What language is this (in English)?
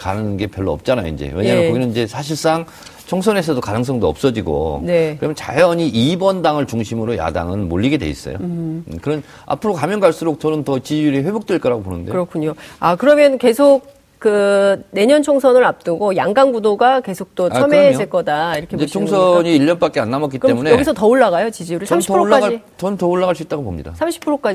Korean